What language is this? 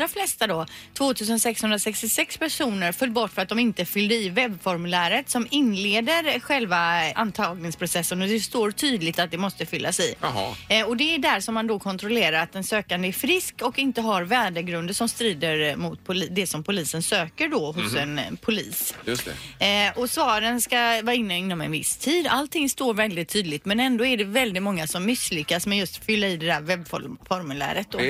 Swedish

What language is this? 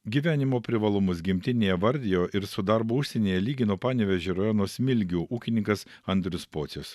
Lithuanian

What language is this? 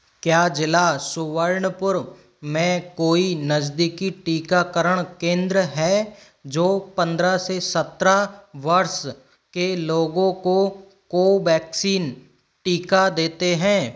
Hindi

